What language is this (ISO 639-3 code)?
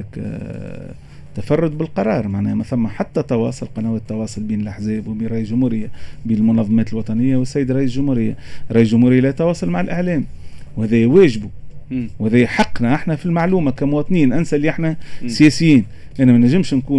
ara